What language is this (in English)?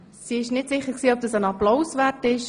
Swiss German